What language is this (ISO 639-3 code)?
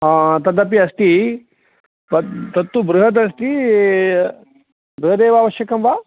san